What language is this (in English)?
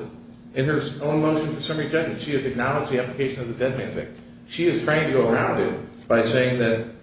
English